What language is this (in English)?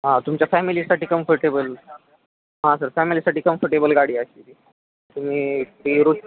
Marathi